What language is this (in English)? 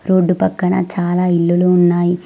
Telugu